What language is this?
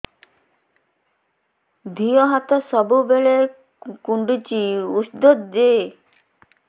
Odia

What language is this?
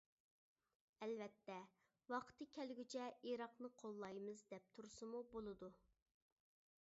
Uyghur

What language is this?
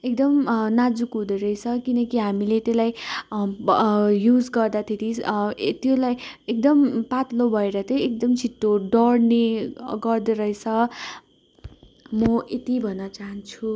Nepali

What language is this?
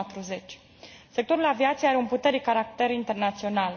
Romanian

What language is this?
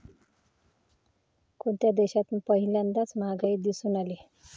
Marathi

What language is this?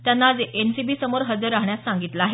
Marathi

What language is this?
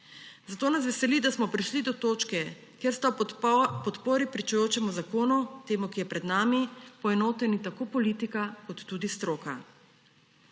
Slovenian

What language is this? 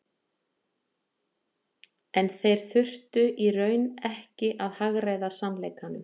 Icelandic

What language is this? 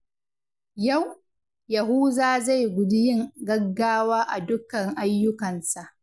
Hausa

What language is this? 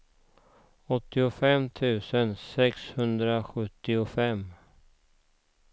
Swedish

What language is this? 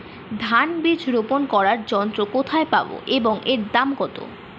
Bangla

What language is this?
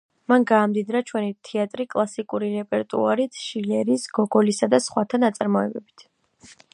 Georgian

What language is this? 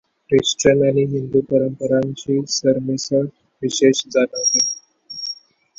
Marathi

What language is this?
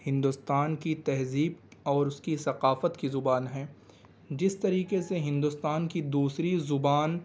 Urdu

